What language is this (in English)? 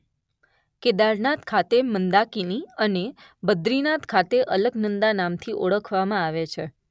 Gujarati